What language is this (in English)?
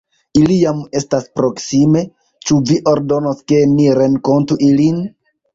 Esperanto